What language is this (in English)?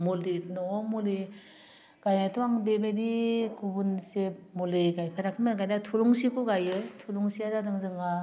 Bodo